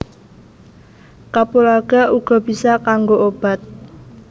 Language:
Javanese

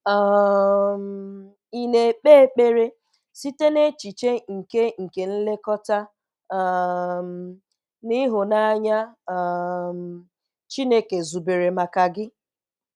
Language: Igbo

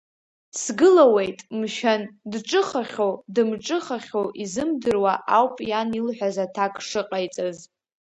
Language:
Abkhazian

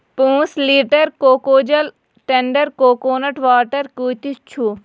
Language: Kashmiri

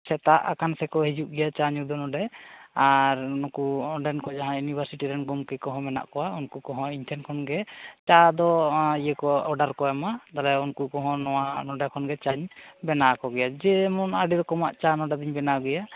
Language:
Santali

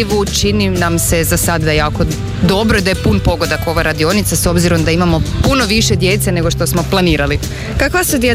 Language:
Croatian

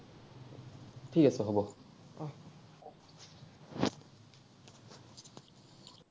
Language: Assamese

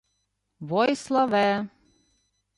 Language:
Ukrainian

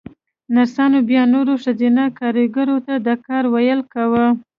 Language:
Pashto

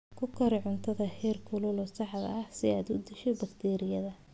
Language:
Somali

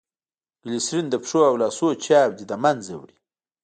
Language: Pashto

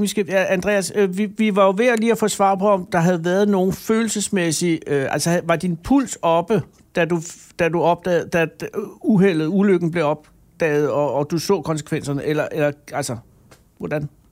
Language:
Danish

